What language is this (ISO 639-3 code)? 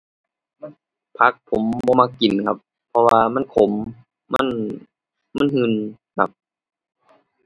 tha